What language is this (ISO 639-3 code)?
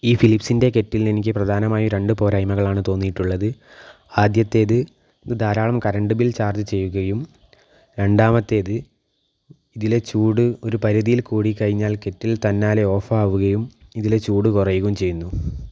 mal